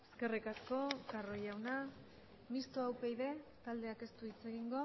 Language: Basque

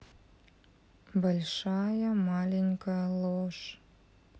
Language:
Russian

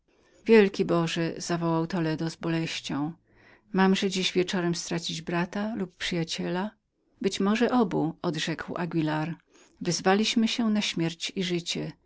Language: Polish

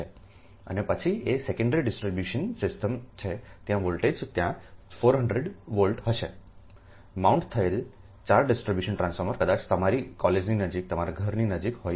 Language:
Gujarati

